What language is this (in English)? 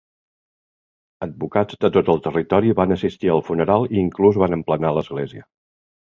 Catalan